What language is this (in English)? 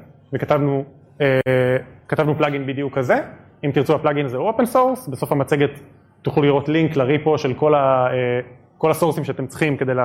Hebrew